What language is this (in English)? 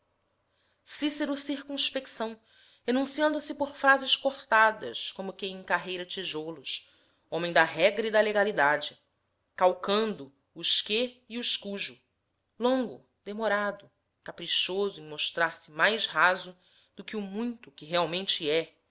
Portuguese